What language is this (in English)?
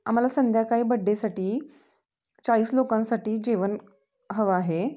Marathi